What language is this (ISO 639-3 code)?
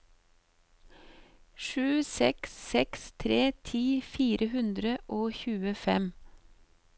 nor